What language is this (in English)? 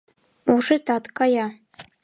Mari